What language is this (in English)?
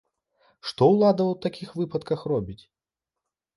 Belarusian